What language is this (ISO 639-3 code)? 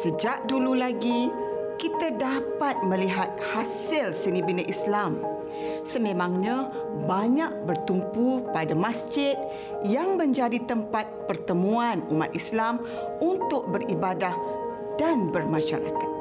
msa